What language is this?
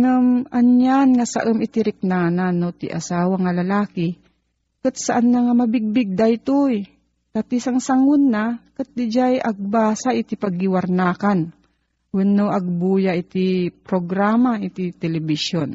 Filipino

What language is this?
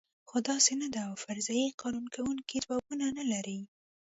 Pashto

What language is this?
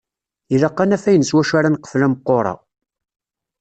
Kabyle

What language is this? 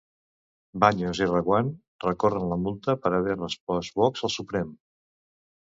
Catalan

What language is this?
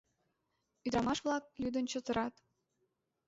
Mari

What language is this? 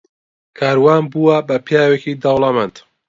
Central Kurdish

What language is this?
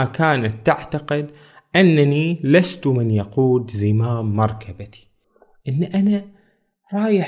Arabic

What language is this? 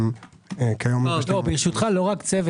Hebrew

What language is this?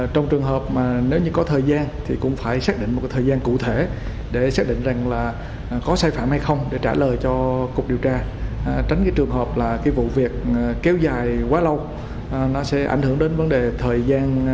Vietnamese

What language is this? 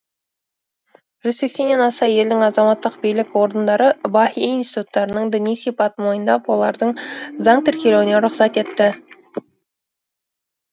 Kazakh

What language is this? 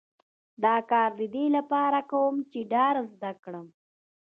Pashto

